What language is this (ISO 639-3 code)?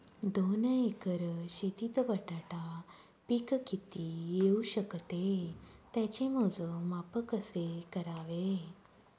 mar